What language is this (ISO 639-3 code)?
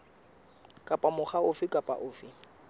sot